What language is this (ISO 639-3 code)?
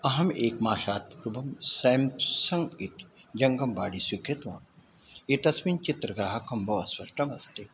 san